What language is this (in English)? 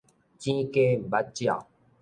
Min Nan Chinese